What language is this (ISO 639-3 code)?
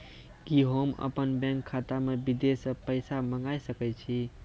mai